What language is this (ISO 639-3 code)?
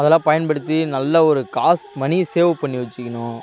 tam